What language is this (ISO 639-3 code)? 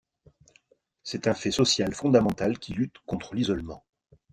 fra